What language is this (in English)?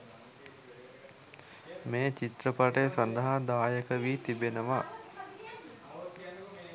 Sinhala